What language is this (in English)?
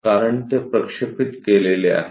Marathi